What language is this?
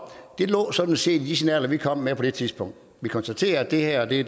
Danish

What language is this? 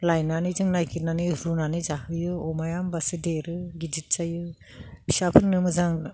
Bodo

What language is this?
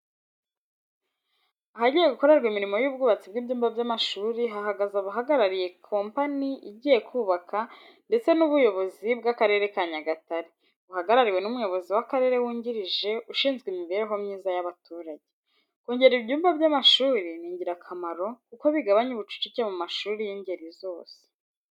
Kinyarwanda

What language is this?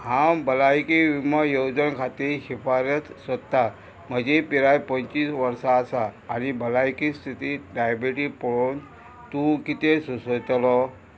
Konkani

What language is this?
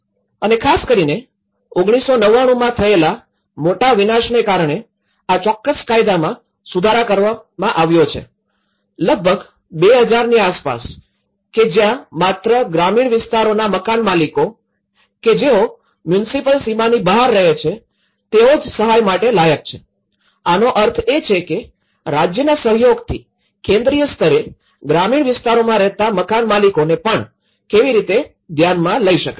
Gujarati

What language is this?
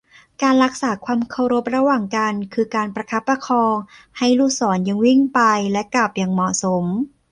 Thai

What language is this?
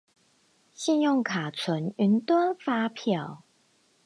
Chinese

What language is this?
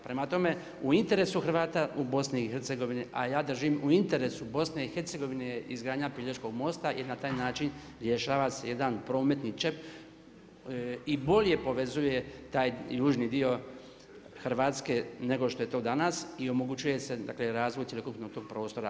Croatian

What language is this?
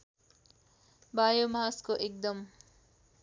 Nepali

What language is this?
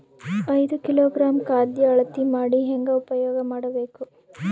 Kannada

